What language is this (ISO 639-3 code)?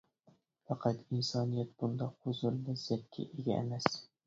uig